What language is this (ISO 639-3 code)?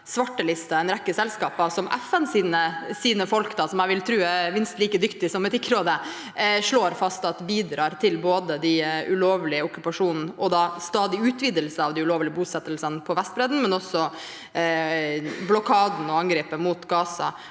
nor